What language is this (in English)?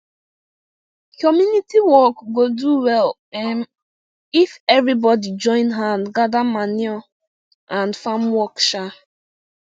Nigerian Pidgin